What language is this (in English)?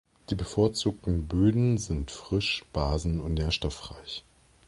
German